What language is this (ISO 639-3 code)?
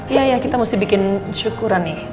ind